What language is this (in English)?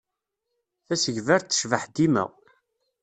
Kabyle